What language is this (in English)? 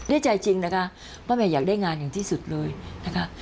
Thai